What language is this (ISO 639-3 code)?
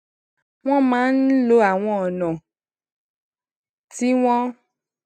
yor